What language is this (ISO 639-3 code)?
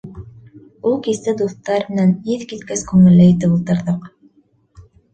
bak